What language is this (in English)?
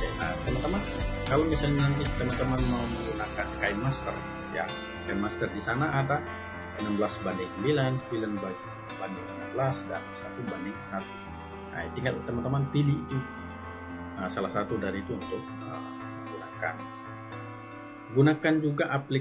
Indonesian